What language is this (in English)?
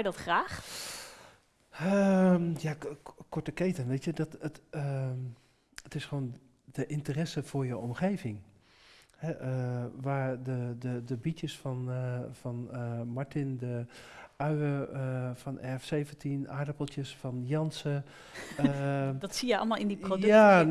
Dutch